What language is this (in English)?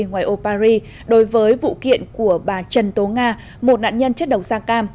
Vietnamese